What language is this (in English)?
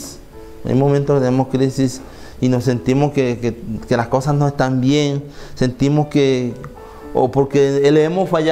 Spanish